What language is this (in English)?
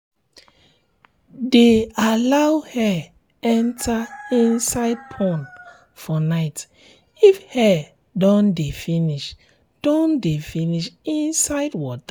Nigerian Pidgin